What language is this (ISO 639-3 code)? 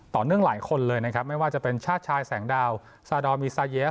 tha